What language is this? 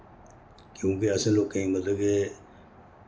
Dogri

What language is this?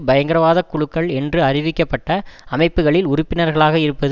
Tamil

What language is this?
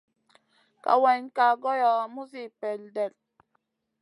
Masana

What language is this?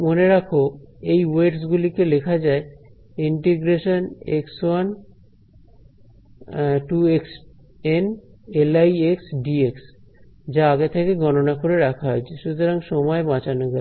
Bangla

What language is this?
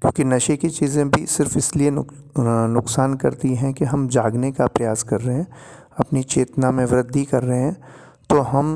Hindi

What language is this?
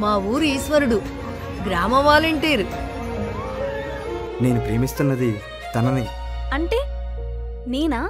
Telugu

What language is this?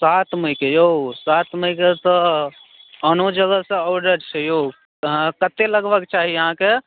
Maithili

